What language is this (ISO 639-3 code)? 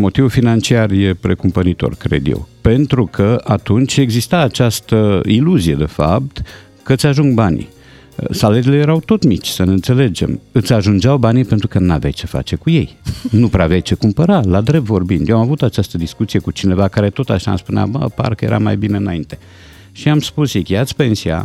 ron